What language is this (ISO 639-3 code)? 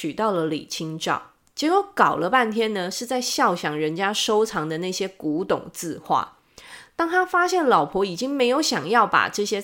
zho